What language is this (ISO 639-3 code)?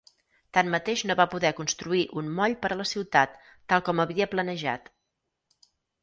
cat